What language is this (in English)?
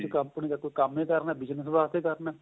Punjabi